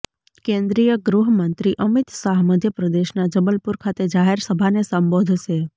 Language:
Gujarati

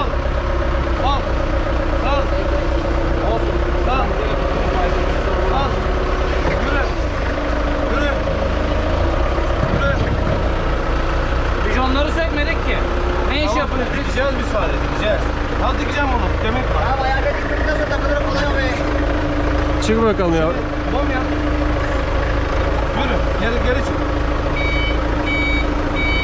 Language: Turkish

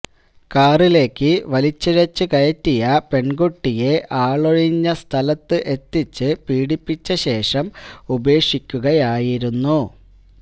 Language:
Malayalam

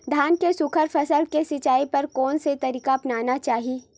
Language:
Chhattisgarhi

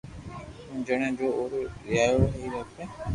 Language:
Loarki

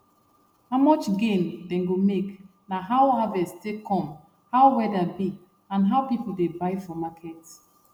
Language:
Nigerian Pidgin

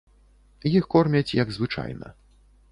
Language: Belarusian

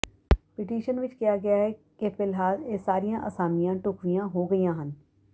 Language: Punjabi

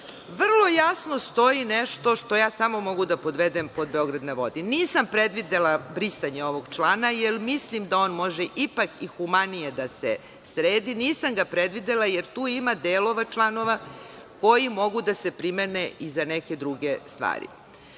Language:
Serbian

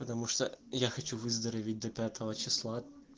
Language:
Russian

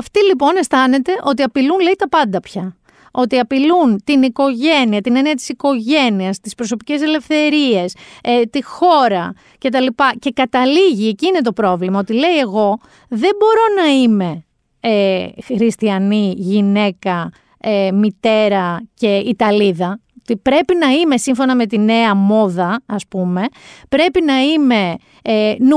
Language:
Greek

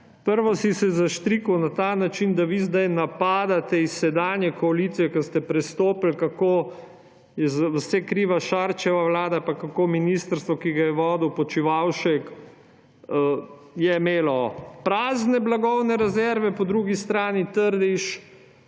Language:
Slovenian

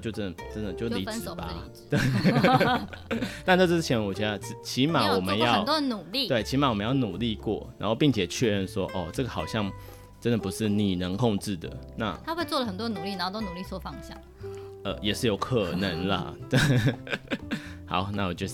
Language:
Chinese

